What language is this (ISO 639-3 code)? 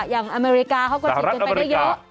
tha